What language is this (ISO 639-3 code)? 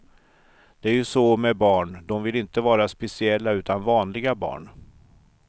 swe